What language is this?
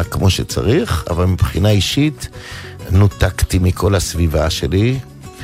Hebrew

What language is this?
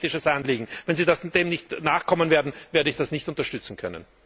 German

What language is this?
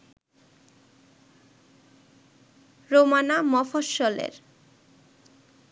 Bangla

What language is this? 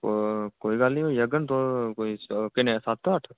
Dogri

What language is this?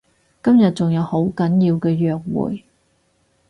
Cantonese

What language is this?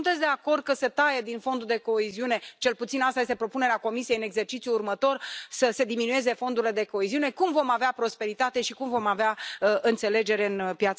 Spanish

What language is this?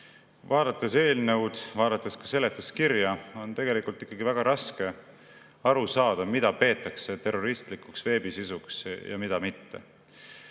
Estonian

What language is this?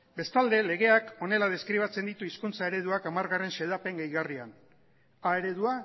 Basque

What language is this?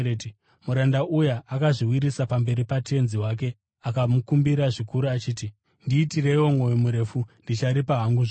Shona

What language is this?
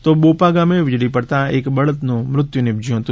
Gujarati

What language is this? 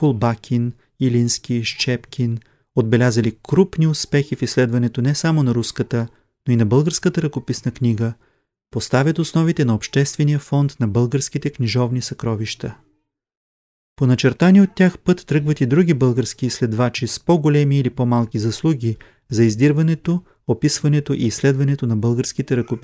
Bulgarian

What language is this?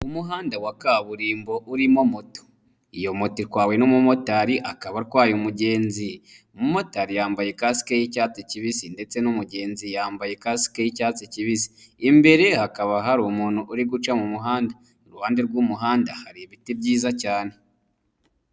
Kinyarwanda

